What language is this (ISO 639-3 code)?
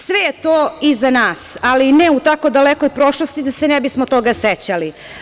srp